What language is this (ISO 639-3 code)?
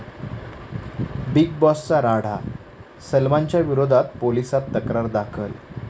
mar